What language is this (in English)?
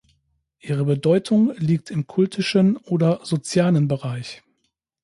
German